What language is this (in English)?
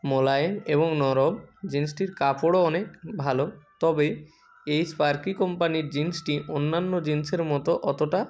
Bangla